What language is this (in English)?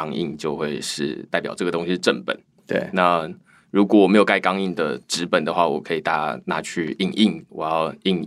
Chinese